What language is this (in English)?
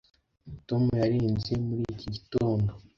Kinyarwanda